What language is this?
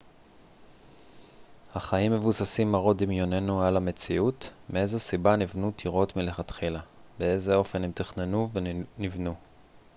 Hebrew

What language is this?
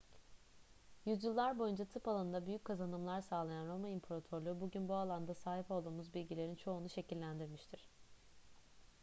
Turkish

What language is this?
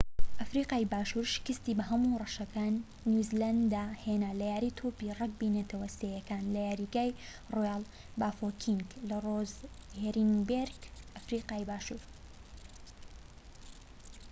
Central Kurdish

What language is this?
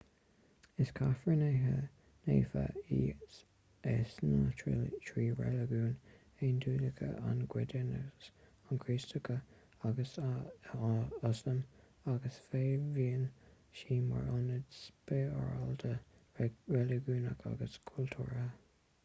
Irish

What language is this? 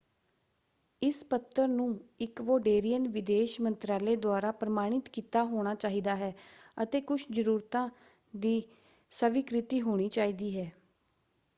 Punjabi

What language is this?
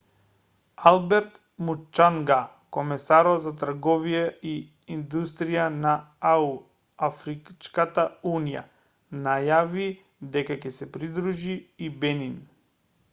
Macedonian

